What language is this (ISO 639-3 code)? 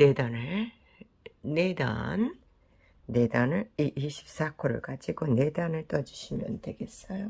kor